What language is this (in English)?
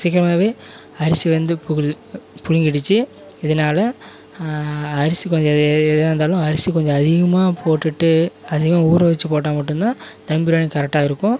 Tamil